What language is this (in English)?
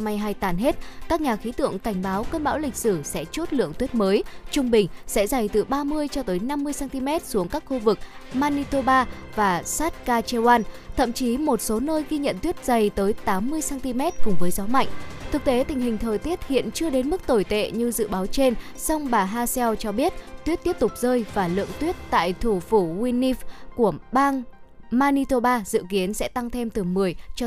Vietnamese